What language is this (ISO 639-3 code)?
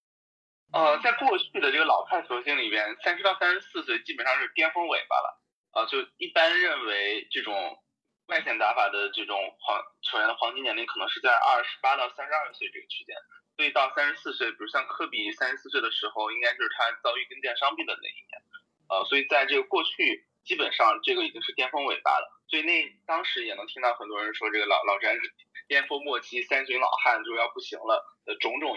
zho